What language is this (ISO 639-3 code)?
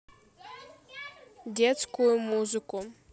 rus